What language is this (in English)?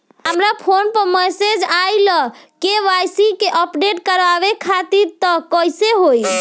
Bhojpuri